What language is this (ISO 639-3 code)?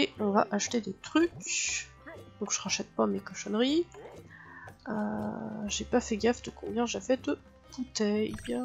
fra